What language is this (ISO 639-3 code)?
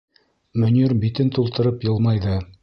bak